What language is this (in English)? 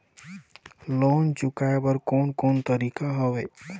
Chhattisgarhi